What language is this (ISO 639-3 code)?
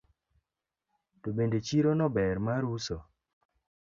luo